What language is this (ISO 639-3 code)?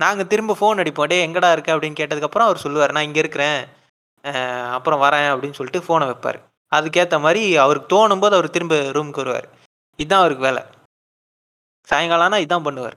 tam